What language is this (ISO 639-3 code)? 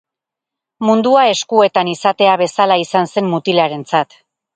eus